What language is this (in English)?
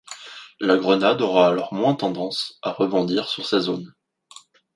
French